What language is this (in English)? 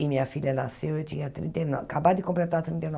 Portuguese